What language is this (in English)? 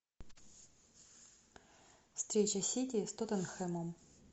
Russian